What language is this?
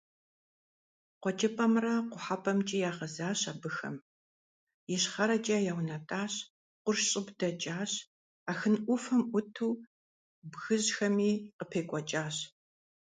Kabardian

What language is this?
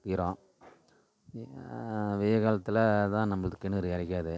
Tamil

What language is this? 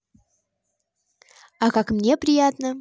Russian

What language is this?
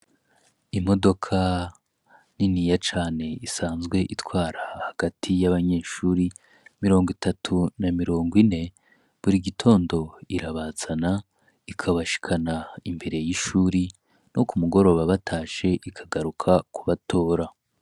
Rundi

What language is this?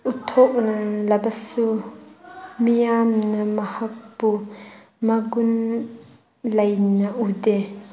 Manipuri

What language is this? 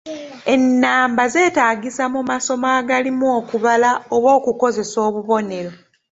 Ganda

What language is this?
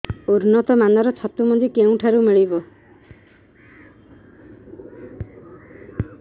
Odia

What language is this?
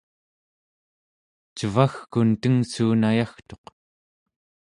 Central Yupik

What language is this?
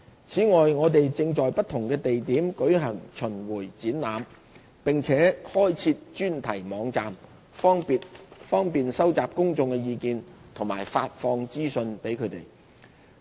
Cantonese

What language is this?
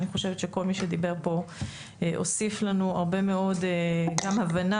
Hebrew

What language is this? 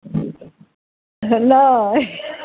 Maithili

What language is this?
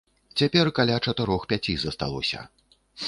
Belarusian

